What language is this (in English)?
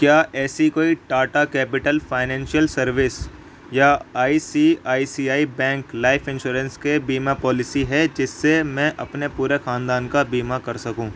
Urdu